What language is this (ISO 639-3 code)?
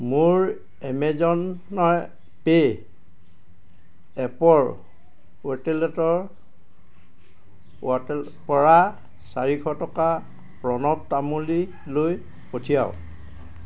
asm